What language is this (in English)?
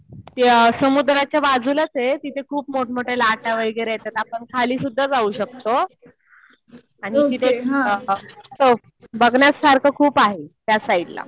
Marathi